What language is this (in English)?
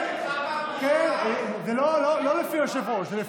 Hebrew